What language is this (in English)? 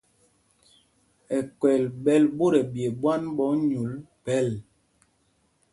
Mpumpong